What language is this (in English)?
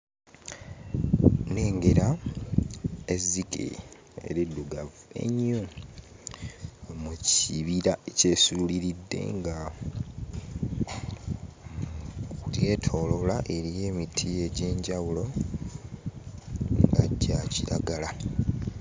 Ganda